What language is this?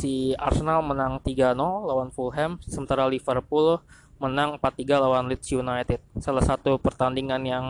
Indonesian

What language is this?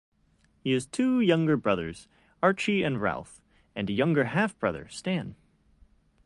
English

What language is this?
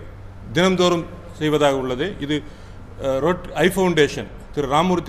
Hindi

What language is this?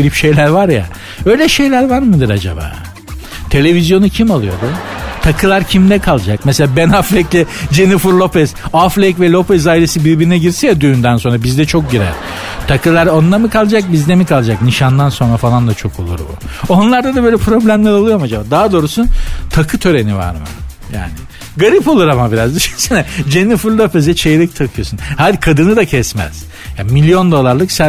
Turkish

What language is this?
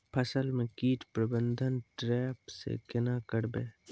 Maithili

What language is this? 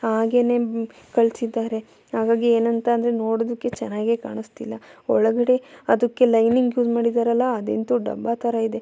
Kannada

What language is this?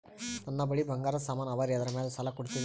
Kannada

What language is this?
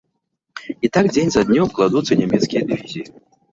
Belarusian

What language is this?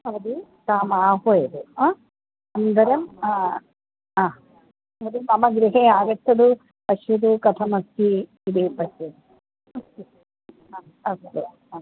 Sanskrit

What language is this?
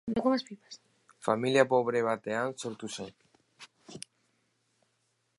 Basque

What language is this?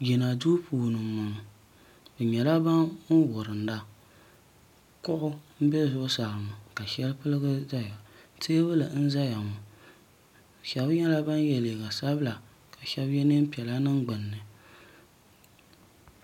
Dagbani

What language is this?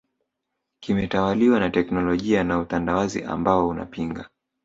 Swahili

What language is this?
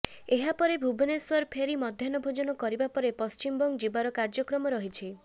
Odia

